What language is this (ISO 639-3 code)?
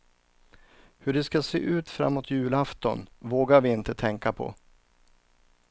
swe